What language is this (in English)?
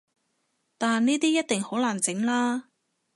Cantonese